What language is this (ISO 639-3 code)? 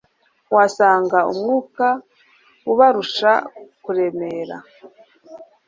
kin